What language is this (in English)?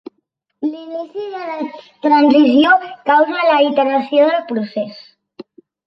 Catalan